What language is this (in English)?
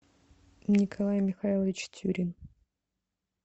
Russian